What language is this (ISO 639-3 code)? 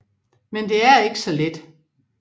dan